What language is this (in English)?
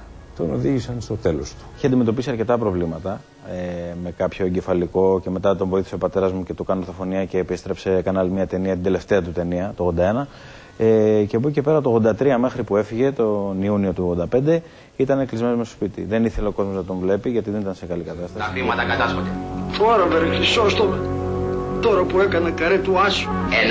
Greek